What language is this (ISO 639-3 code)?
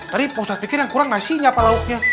ind